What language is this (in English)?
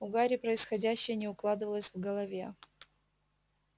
Russian